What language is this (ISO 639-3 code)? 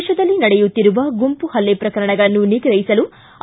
kan